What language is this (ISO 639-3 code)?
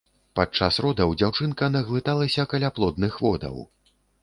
bel